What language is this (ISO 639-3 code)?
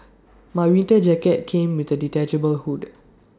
eng